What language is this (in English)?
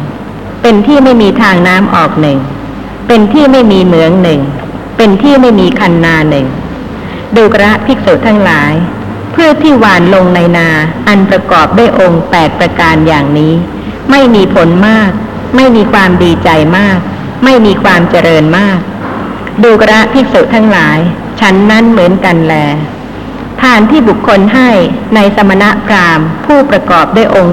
Thai